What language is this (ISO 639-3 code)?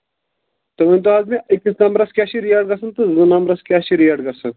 kas